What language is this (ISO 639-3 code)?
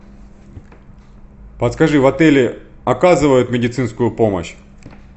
rus